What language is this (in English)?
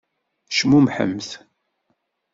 Kabyle